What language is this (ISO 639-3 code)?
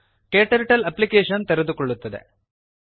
kan